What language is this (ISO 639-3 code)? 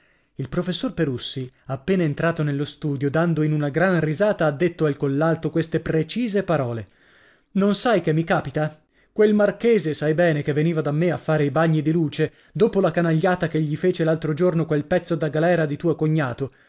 ita